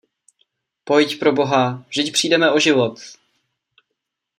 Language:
Czech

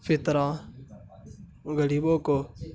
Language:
Urdu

